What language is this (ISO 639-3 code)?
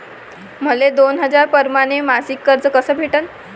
mar